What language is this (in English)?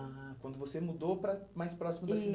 Portuguese